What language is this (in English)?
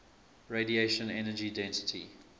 English